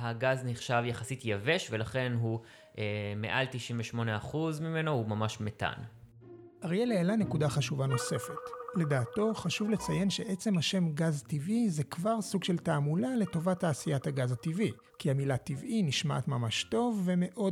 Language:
Hebrew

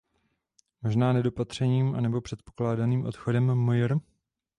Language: Czech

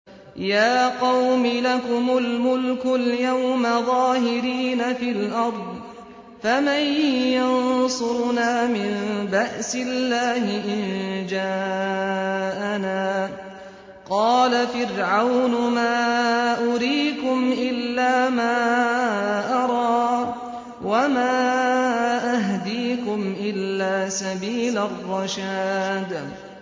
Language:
Arabic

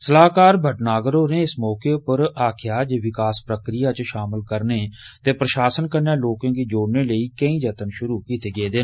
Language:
Dogri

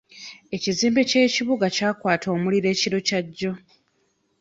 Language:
Ganda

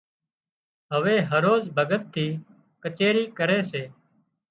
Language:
Wadiyara Koli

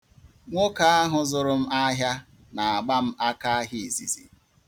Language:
Igbo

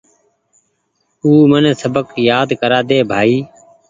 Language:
Goaria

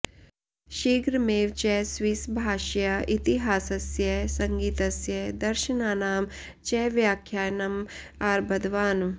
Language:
Sanskrit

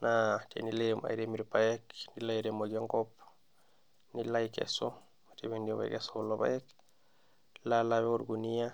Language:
Masai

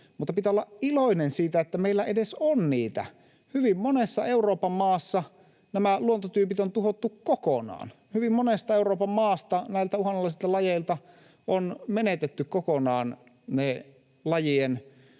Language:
Finnish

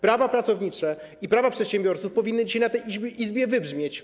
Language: Polish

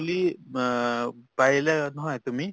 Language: Assamese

